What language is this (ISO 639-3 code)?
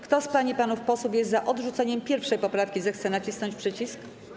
pol